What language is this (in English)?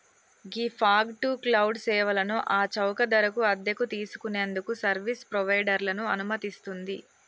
Telugu